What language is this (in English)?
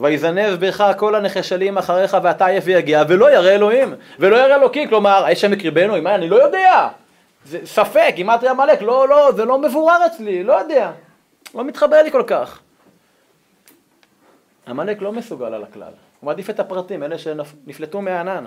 Hebrew